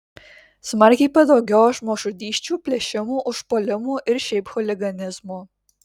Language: Lithuanian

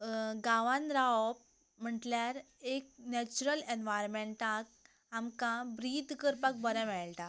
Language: Konkani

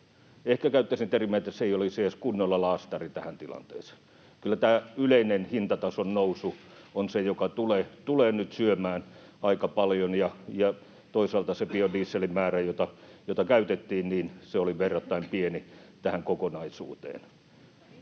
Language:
Finnish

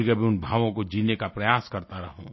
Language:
Hindi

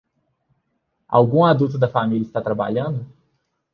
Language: Portuguese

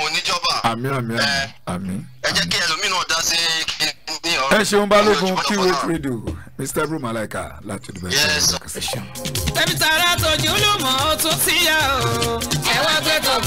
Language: English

